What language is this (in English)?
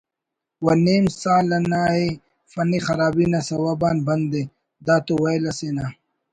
Brahui